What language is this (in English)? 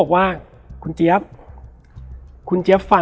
Thai